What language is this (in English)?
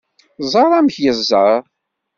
Kabyle